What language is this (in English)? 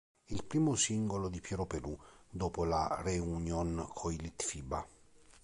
Italian